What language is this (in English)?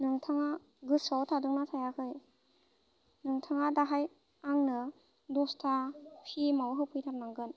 Bodo